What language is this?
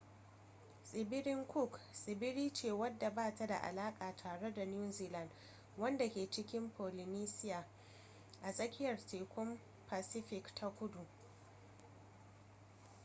Hausa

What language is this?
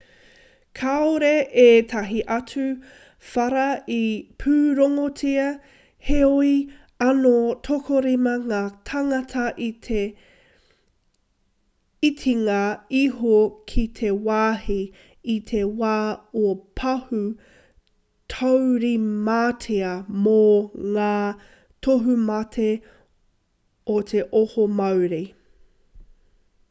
Māori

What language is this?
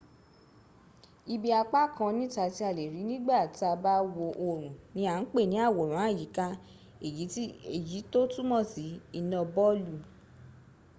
Yoruba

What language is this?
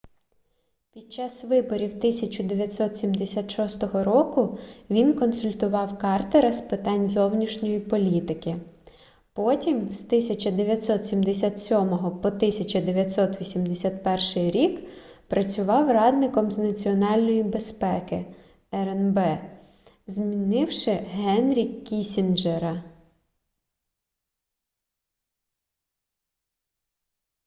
Ukrainian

